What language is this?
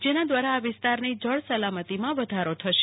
Gujarati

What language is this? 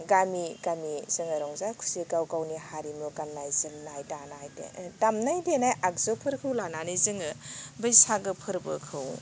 Bodo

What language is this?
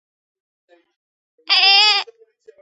Georgian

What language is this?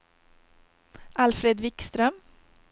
Swedish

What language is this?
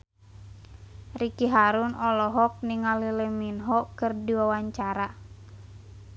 Sundanese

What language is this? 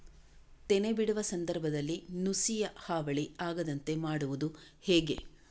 Kannada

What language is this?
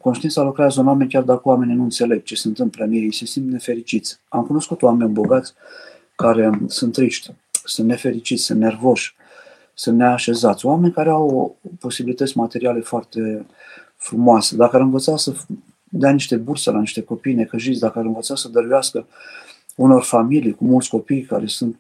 Romanian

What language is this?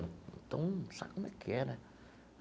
Portuguese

